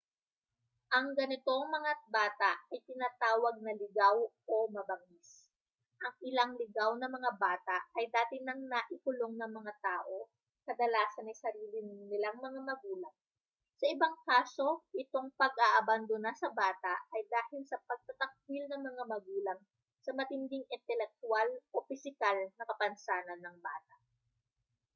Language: Filipino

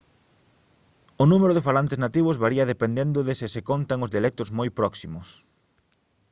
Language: Galician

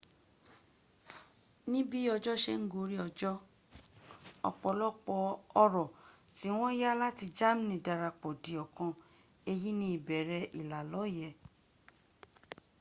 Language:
Yoruba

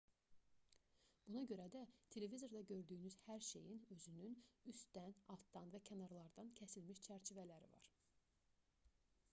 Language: Azerbaijani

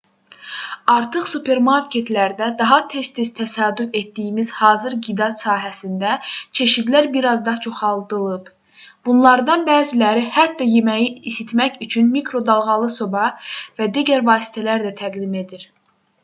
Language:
Azerbaijani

